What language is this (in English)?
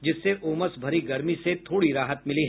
Hindi